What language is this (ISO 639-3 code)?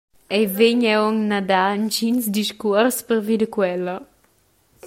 roh